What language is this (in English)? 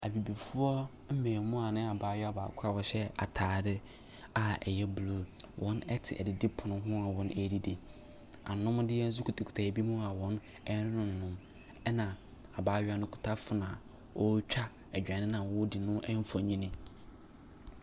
Akan